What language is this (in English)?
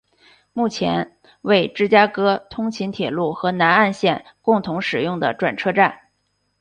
Chinese